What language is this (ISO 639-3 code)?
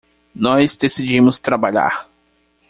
por